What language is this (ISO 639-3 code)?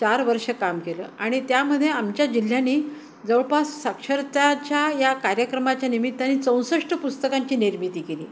mar